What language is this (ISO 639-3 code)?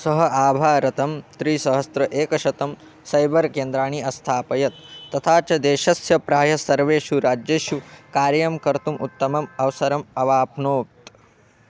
san